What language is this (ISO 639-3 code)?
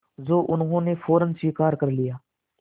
hin